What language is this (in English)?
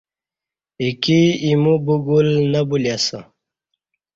Kati